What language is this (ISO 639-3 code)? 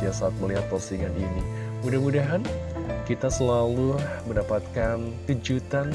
ind